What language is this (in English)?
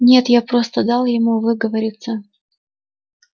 Russian